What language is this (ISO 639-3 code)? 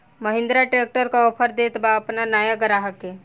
bho